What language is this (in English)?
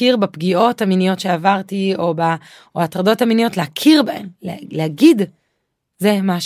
Hebrew